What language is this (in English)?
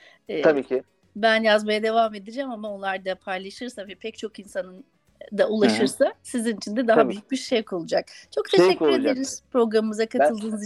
Turkish